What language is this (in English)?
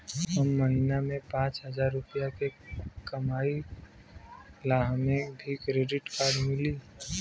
Bhojpuri